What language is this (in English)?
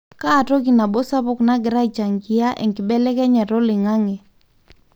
Masai